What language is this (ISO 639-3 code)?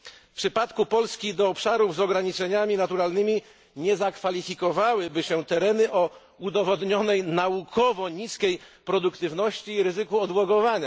pol